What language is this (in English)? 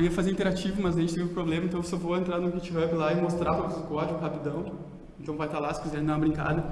Portuguese